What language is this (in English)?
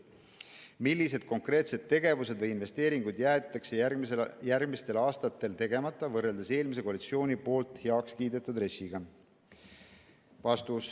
Estonian